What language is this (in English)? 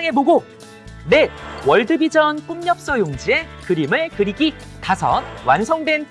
Korean